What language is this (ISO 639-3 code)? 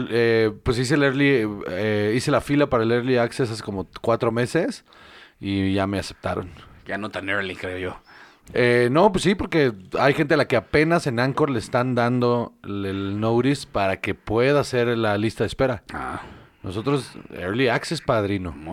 spa